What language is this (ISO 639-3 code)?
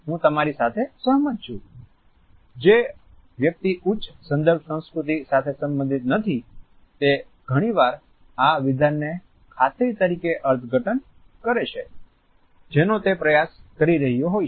guj